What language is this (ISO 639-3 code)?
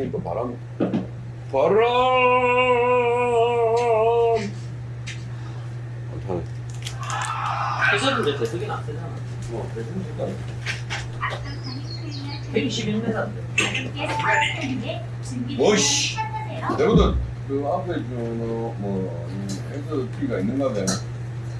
kor